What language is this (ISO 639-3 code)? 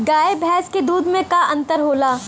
bho